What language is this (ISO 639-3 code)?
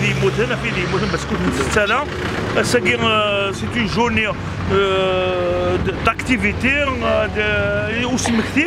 ara